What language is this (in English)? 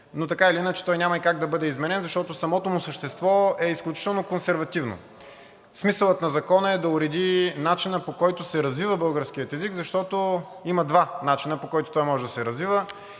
Bulgarian